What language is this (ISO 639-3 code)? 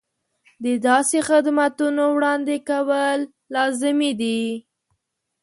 pus